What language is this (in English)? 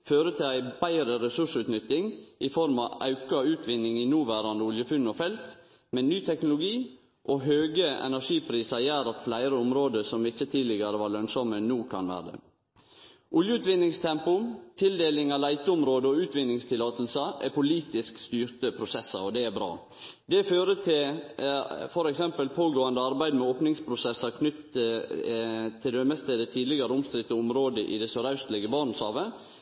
Norwegian Nynorsk